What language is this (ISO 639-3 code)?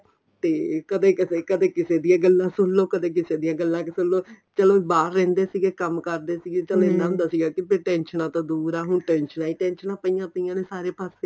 pan